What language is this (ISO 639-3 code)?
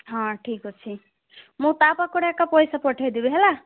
ori